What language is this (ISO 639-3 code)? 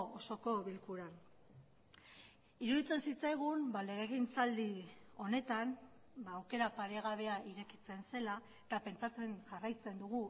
eus